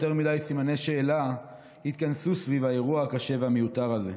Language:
Hebrew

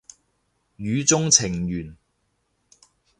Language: Cantonese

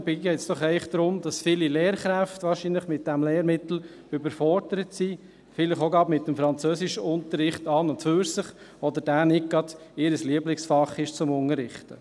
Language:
Swiss German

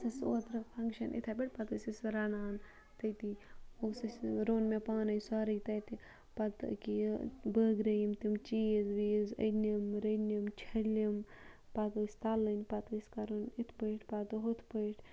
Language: Kashmiri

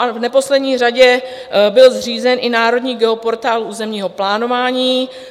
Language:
Czech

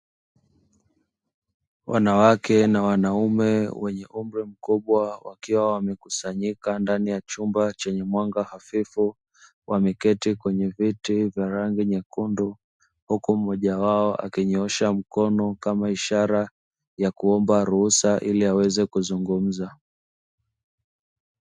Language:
Swahili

